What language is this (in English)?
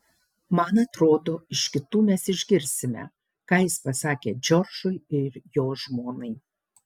Lithuanian